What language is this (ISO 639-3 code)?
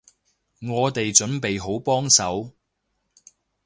yue